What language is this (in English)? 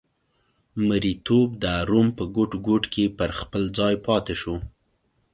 Pashto